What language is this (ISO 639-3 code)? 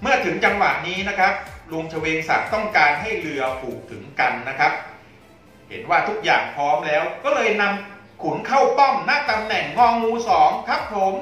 tha